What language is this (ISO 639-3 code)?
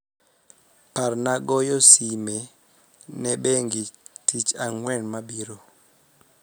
luo